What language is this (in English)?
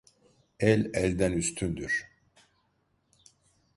Turkish